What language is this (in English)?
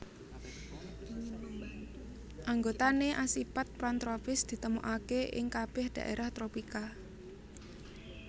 Javanese